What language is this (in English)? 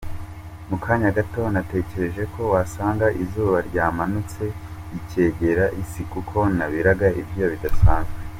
Kinyarwanda